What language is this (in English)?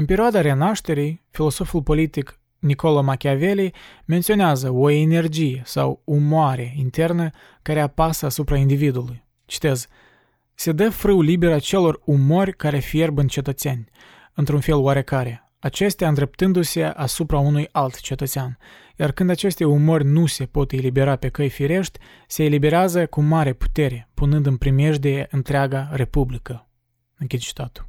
Romanian